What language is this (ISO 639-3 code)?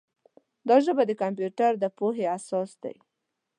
pus